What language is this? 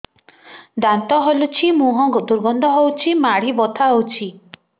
Odia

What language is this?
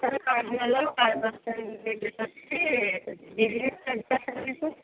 Telugu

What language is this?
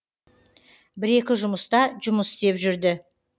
Kazakh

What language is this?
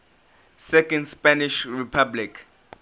English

